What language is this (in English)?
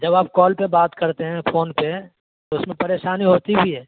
Urdu